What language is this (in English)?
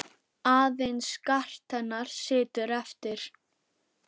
Icelandic